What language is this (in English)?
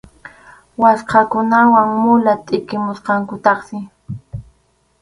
Arequipa-La Unión Quechua